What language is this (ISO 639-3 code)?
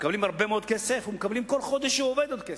heb